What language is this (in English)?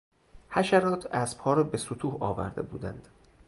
Persian